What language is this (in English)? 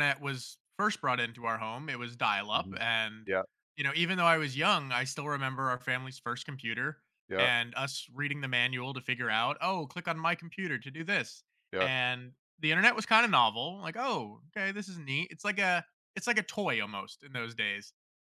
English